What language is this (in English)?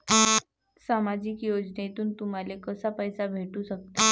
Marathi